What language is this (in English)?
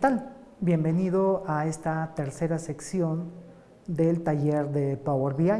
Spanish